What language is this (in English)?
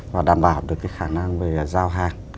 Vietnamese